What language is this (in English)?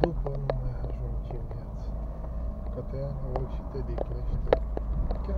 Romanian